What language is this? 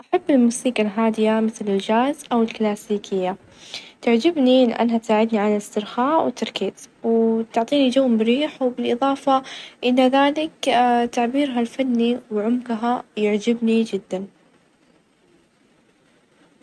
Najdi Arabic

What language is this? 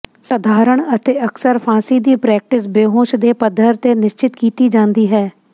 Punjabi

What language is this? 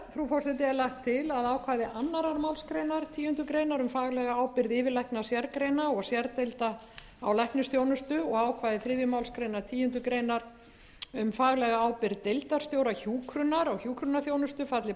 Icelandic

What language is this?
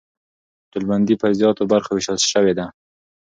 Pashto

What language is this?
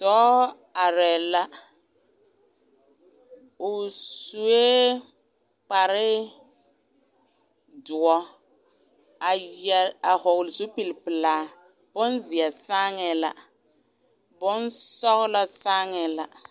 Southern Dagaare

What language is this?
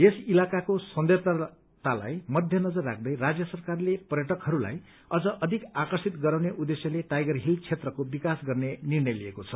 Nepali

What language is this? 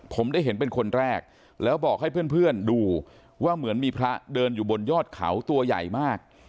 Thai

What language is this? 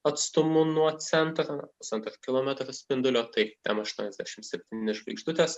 Lithuanian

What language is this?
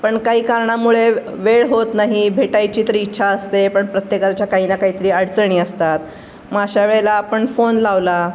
Marathi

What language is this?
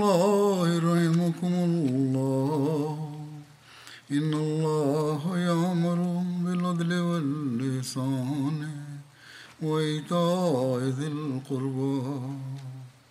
Bulgarian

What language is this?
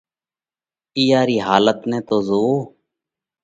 Parkari Koli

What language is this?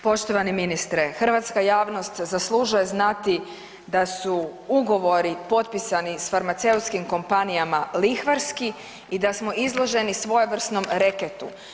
Croatian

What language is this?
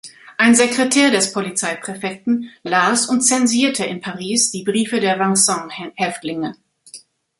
German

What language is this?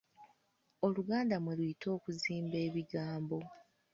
Ganda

